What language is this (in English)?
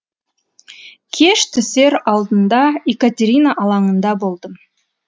Kazakh